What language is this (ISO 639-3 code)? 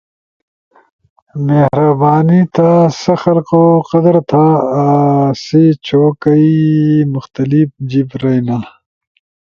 ush